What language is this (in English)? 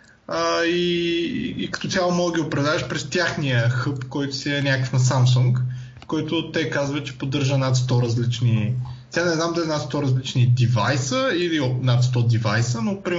Bulgarian